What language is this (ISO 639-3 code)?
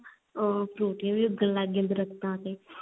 pan